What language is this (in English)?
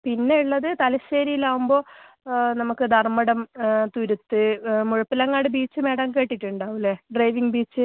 Malayalam